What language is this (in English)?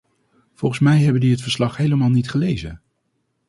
Dutch